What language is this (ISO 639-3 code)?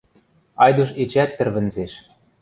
mrj